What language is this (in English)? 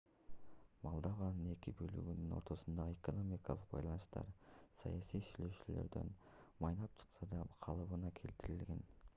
Kyrgyz